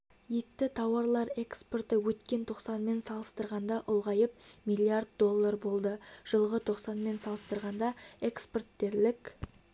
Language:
Kazakh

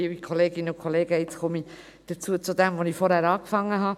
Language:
Swiss German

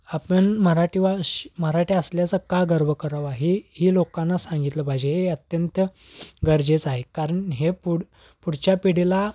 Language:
Marathi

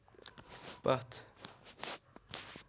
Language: Kashmiri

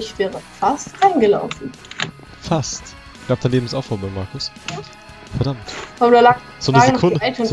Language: German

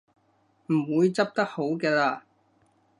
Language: Cantonese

